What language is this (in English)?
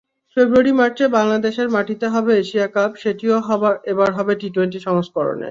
Bangla